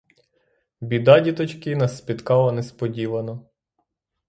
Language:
Ukrainian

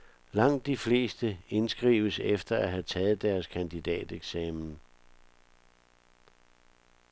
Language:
Danish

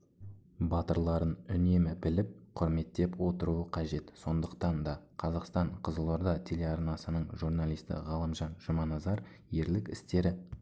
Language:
Kazakh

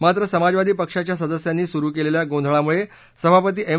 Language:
Marathi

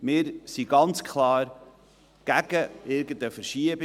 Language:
Swiss German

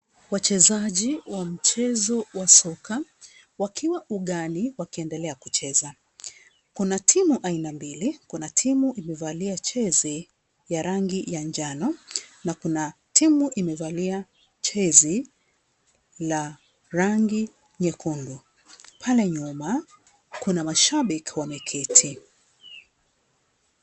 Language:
Swahili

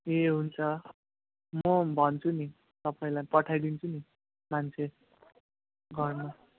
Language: Nepali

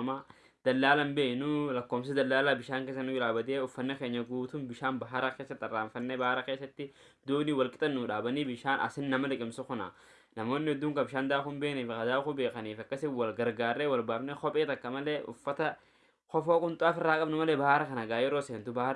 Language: Oromo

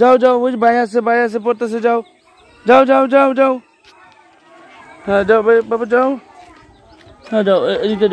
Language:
Arabic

